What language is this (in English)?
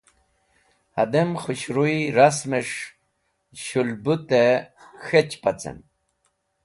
Wakhi